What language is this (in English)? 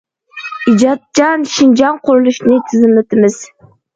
Uyghur